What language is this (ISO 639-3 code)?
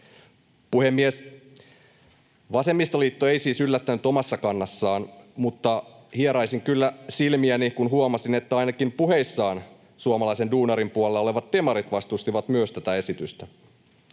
fin